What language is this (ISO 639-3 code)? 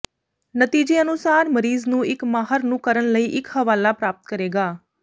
pan